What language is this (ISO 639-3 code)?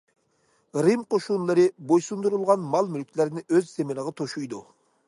uig